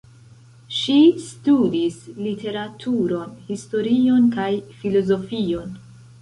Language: Esperanto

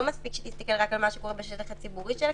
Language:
Hebrew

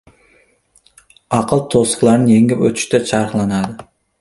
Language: Uzbek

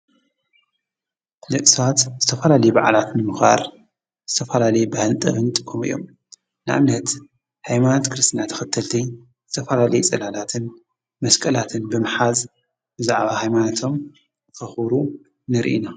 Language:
Tigrinya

